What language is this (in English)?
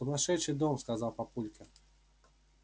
Russian